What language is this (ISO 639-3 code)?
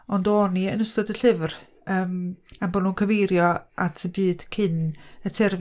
cym